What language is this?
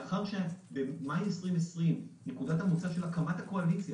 Hebrew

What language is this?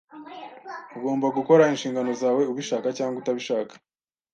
Kinyarwanda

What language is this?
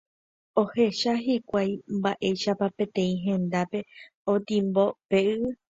Guarani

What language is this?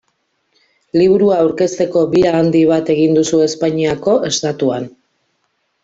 Basque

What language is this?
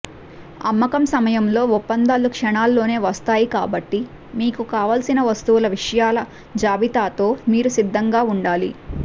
Telugu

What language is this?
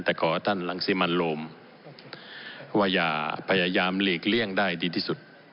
Thai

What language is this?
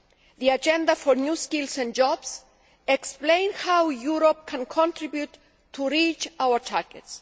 English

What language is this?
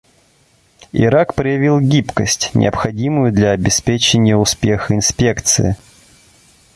Russian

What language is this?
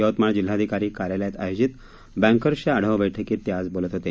Marathi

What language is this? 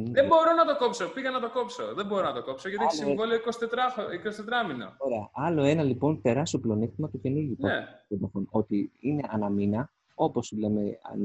Greek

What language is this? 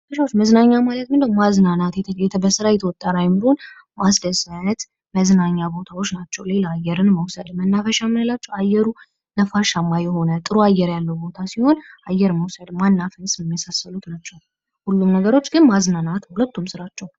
Amharic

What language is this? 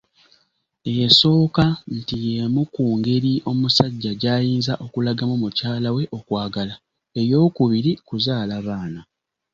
Ganda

